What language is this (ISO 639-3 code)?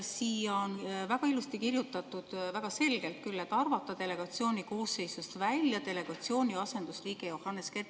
est